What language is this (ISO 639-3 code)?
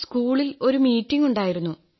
mal